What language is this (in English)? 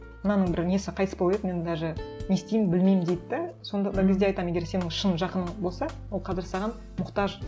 Kazakh